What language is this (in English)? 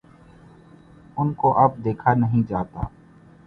Urdu